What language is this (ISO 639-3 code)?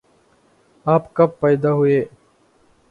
urd